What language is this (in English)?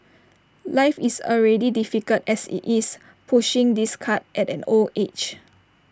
English